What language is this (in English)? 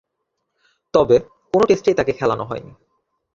Bangla